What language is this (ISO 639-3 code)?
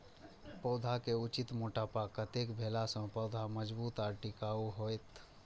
mai